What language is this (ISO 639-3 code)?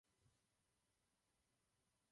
ces